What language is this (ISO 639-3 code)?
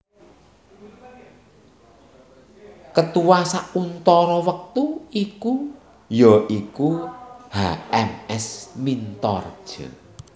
jav